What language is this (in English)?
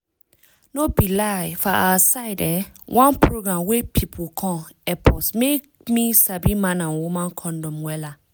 Nigerian Pidgin